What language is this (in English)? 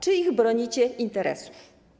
Polish